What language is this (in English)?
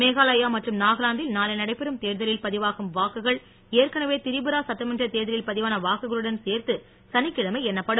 Tamil